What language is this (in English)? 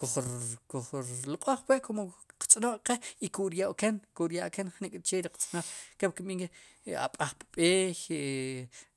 Sipacapense